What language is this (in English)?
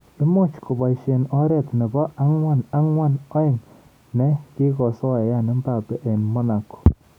Kalenjin